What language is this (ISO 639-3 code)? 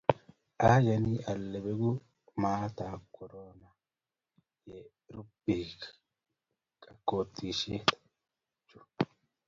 kln